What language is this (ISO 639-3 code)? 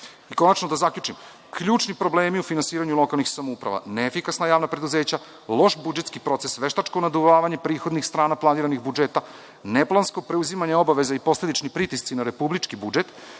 srp